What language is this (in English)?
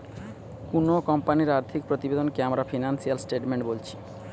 Bangla